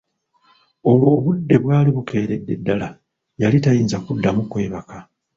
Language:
Ganda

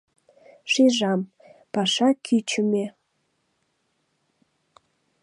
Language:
Mari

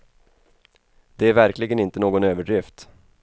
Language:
Swedish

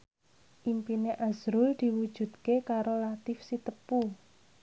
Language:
Javanese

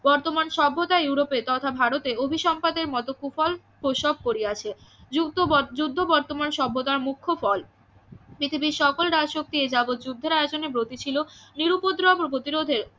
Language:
Bangla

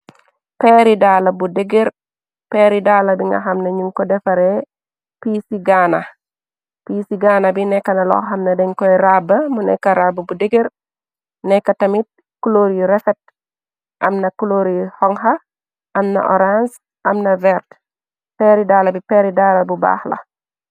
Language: Wolof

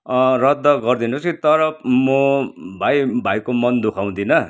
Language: Nepali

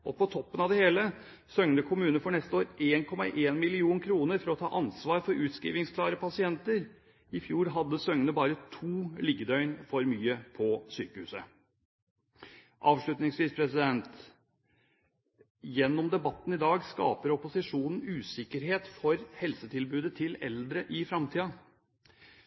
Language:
Norwegian Bokmål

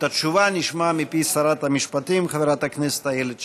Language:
Hebrew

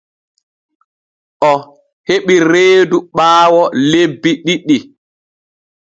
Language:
Borgu Fulfulde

